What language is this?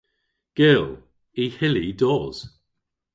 Cornish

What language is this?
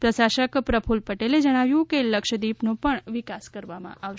Gujarati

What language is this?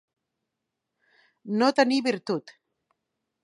Catalan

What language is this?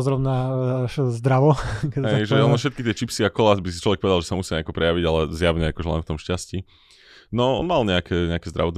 Slovak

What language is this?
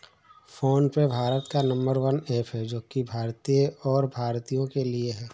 Hindi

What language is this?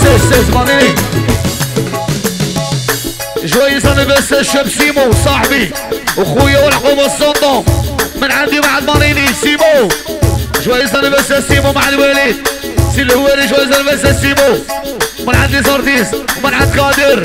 Arabic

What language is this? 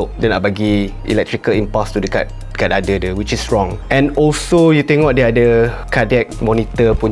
Malay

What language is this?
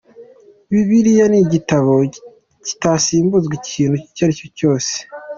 Kinyarwanda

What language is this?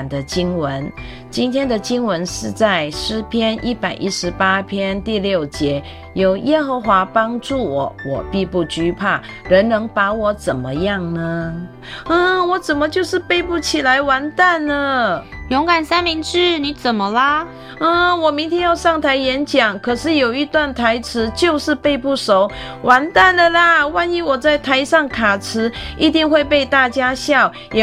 Chinese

